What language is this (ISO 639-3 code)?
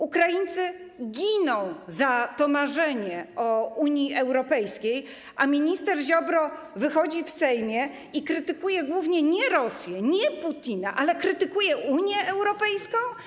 pol